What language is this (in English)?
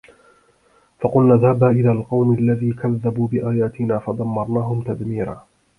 Arabic